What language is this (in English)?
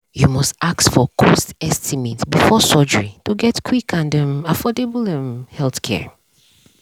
Nigerian Pidgin